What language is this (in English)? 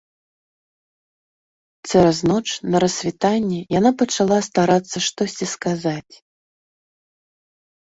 Belarusian